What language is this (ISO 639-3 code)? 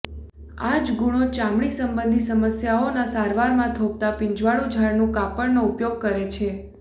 guj